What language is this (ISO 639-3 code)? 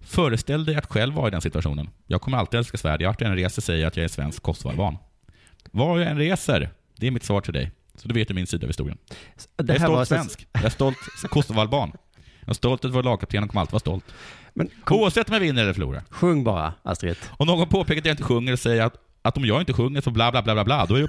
swe